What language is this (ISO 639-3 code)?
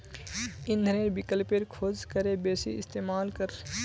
mag